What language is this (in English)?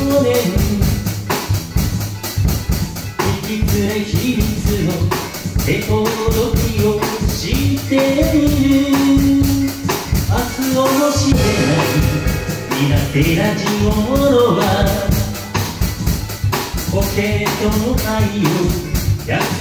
Romanian